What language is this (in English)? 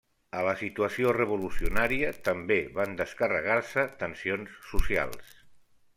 Catalan